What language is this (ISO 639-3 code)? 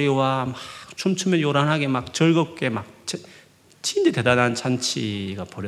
kor